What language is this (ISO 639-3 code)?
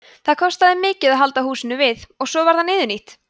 isl